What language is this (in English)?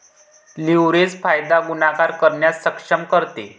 Marathi